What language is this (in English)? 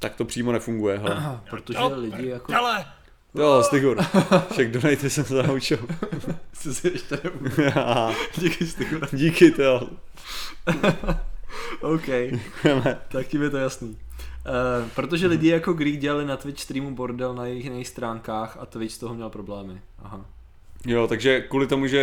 Czech